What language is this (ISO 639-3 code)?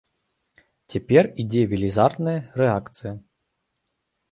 bel